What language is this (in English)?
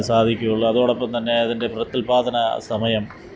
Malayalam